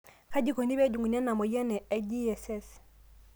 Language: Masai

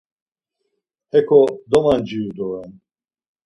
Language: Laz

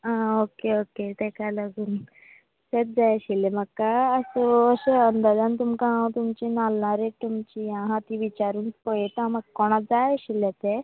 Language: Konkani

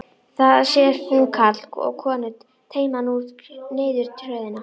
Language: Icelandic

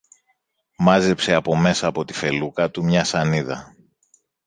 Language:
Greek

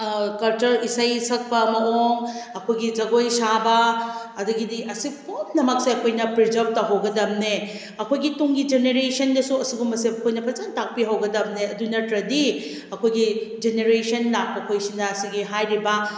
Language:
Manipuri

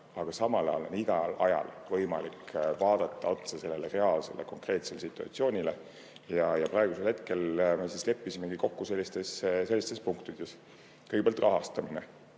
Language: Estonian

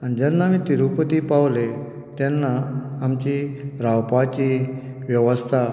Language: Konkani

